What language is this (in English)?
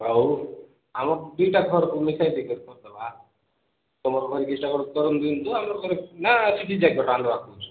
Odia